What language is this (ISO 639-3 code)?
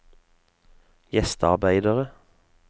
nor